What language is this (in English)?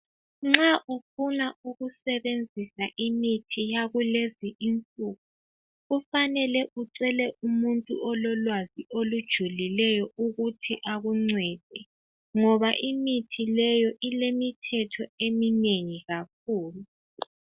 North Ndebele